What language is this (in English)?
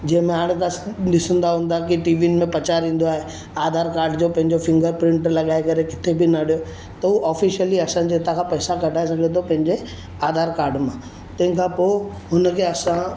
Sindhi